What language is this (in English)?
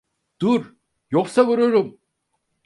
Turkish